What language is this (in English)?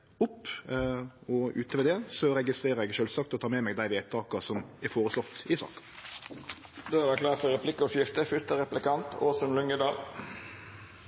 Norwegian